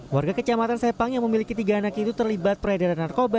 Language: Indonesian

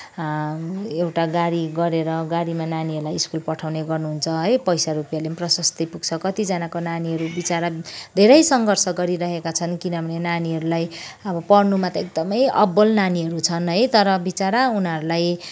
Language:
Nepali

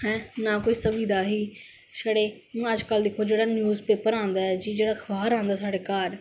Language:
Dogri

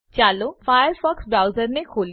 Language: Gujarati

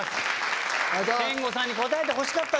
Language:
Japanese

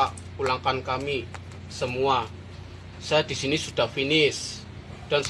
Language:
Indonesian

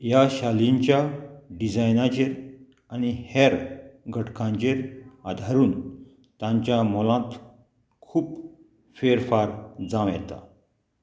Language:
Konkani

